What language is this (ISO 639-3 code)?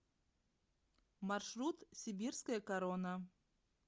rus